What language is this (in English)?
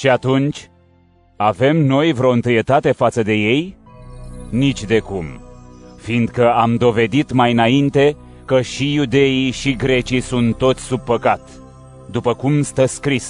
Romanian